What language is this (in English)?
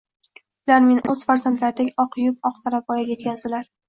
Uzbek